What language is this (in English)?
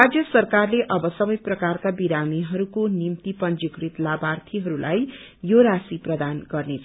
Nepali